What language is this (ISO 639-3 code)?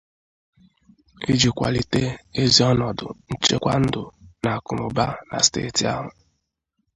ibo